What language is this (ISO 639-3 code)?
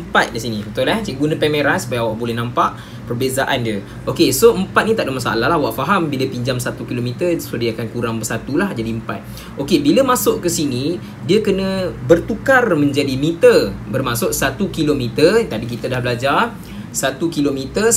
msa